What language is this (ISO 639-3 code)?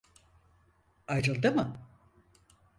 tur